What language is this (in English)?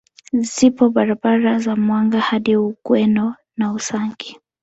Swahili